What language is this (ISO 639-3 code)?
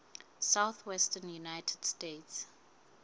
sot